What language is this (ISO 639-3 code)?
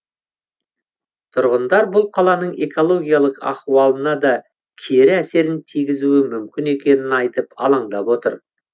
kaz